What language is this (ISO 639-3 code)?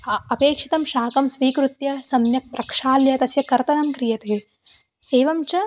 san